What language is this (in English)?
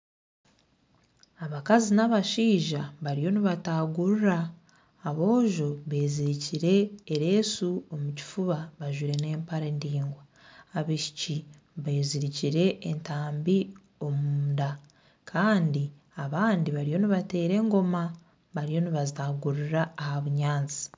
Nyankole